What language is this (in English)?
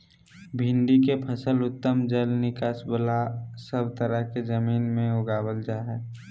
Magahi